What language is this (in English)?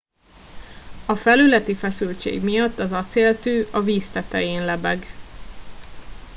Hungarian